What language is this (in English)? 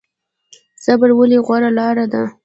Pashto